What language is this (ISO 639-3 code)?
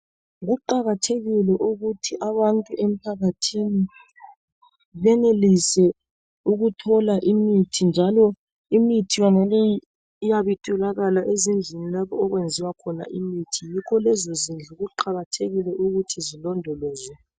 nde